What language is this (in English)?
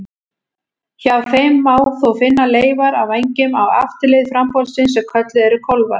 Icelandic